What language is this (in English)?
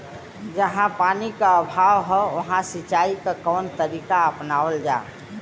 Bhojpuri